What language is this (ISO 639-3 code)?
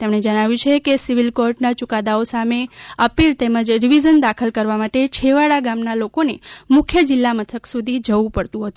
guj